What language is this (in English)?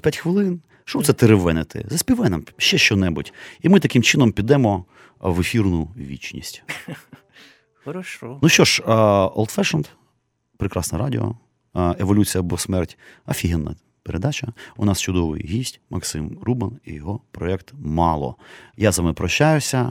Ukrainian